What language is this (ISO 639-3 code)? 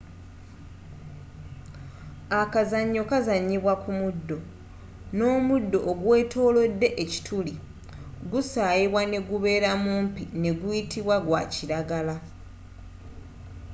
lug